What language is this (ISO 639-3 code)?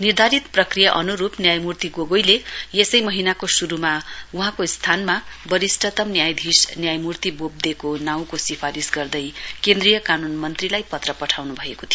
nep